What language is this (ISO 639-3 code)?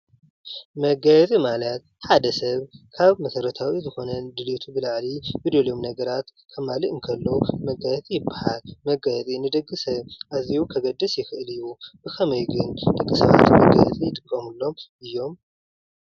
tir